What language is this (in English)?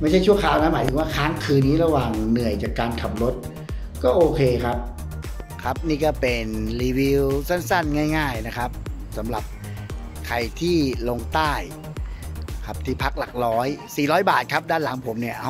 Thai